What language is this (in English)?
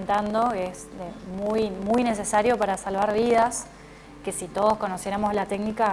Spanish